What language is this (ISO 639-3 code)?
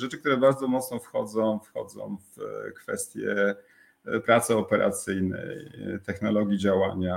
pol